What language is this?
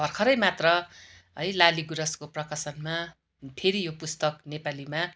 Nepali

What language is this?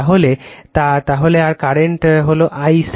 Bangla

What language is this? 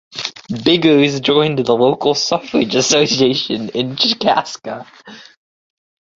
English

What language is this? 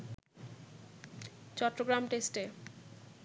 Bangla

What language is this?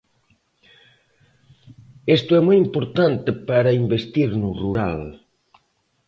Galician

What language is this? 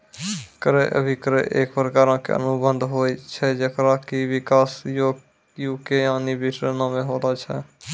Maithili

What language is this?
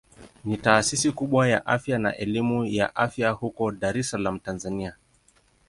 Swahili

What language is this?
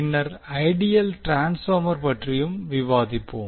Tamil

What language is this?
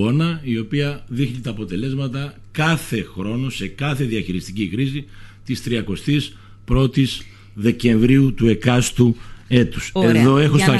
Greek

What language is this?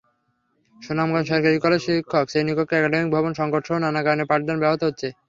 Bangla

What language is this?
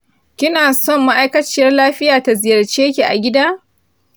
Hausa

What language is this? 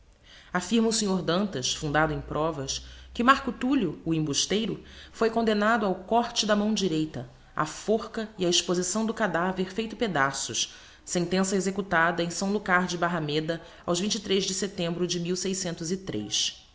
Portuguese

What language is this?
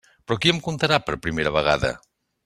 Catalan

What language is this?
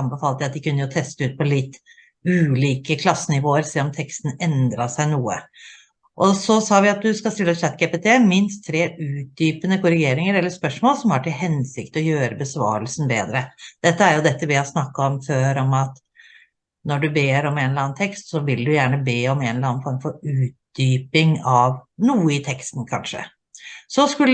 Norwegian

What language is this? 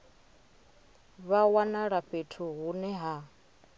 Venda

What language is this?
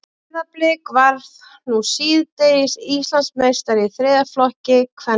Icelandic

